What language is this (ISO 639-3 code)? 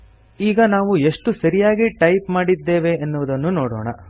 kan